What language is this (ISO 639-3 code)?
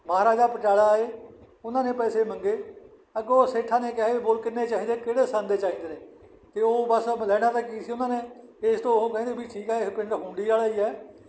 pan